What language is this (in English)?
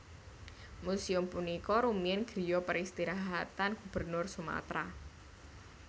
Javanese